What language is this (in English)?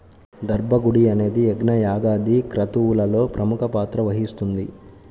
Telugu